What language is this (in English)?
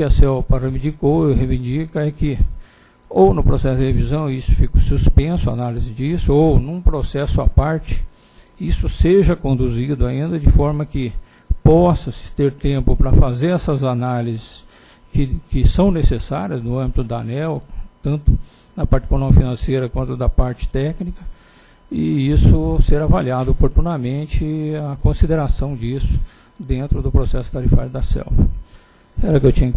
Portuguese